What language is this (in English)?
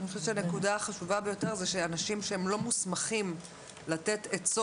Hebrew